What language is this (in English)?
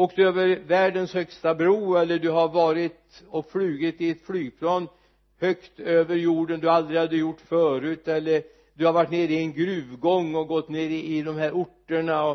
Swedish